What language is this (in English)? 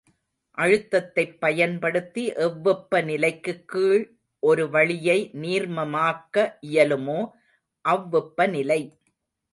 Tamil